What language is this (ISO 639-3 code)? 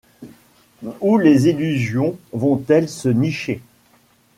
fra